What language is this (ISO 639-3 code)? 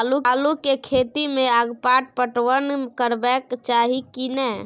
mai